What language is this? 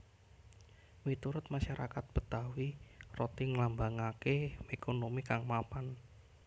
Javanese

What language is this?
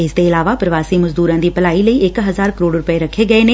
Punjabi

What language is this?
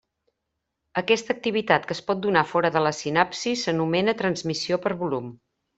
Catalan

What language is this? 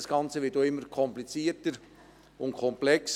Swiss German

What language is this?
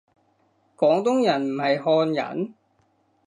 Cantonese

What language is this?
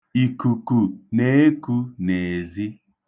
Igbo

